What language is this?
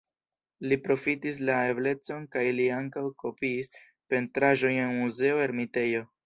Esperanto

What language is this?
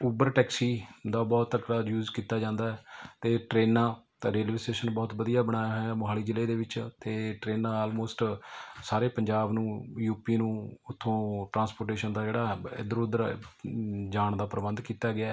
Punjabi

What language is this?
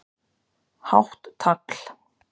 Icelandic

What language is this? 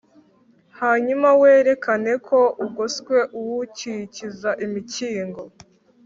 Kinyarwanda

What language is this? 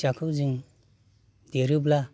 Bodo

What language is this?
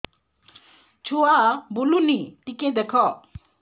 Odia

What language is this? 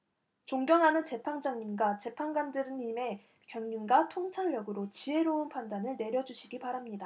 Korean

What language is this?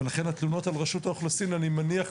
Hebrew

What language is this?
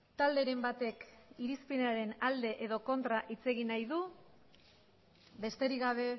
Basque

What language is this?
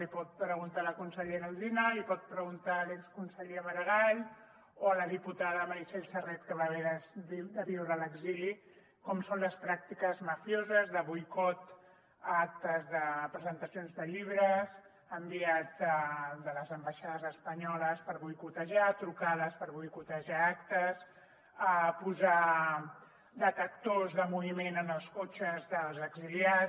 Catalan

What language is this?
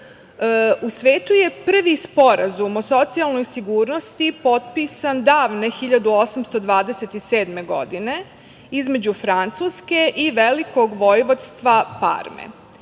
Serbian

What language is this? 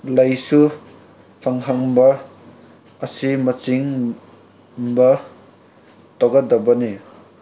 Manipuri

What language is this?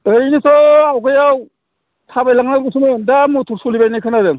Bodo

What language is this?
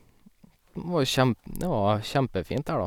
Norwegian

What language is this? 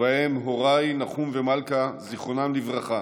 Hebrew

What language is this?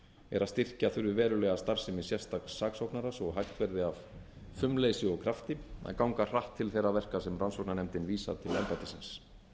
Icelandic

